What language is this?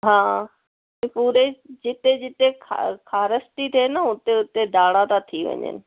Sindhi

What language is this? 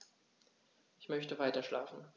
German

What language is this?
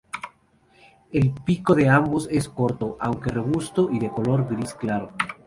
Spanish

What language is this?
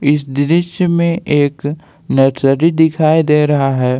Hindi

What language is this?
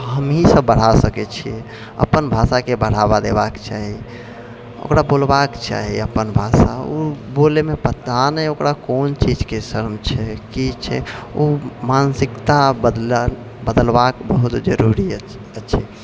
Maithili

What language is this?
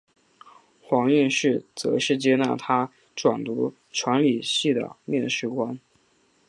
Chinese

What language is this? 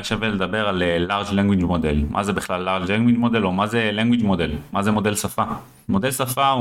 Hebrew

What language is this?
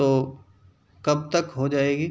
Urdu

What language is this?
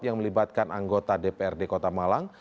Indonesian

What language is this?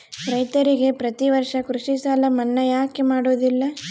Kannada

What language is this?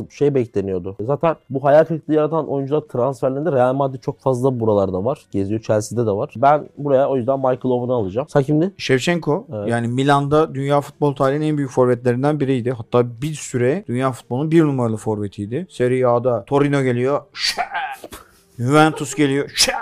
Turkish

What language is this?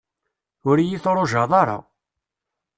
Kabyle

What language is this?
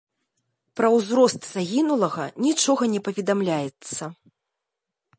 Belarusian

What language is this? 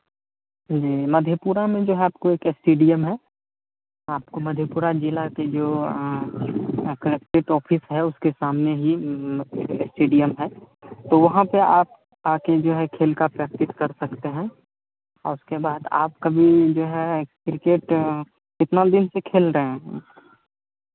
Hindi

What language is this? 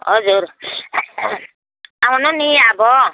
Nepali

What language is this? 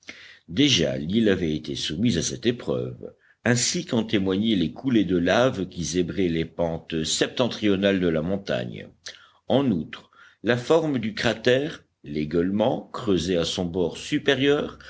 French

